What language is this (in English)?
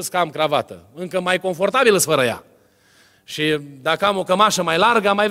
Romanian